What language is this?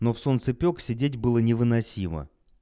Russian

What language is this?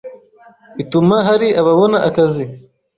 Kinyarwanda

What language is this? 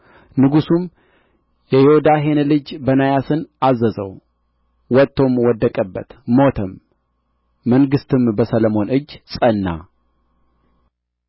Amharic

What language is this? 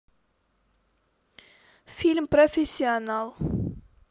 Russian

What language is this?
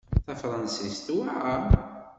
Kabyle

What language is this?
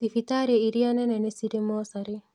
Kikuyu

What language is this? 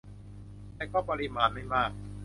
Thai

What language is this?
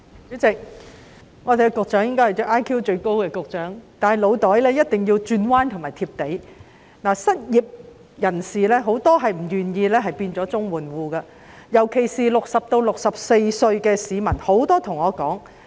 Cantonese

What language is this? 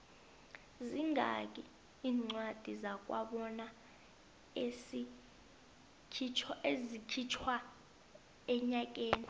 South Ndebele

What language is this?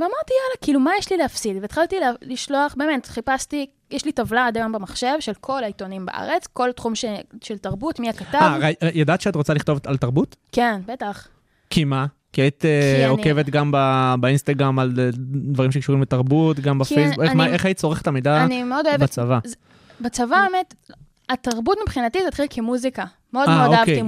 Hebrew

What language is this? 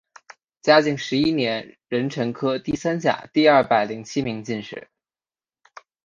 Chinese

